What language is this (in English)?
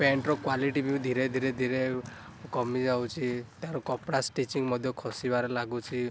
Odia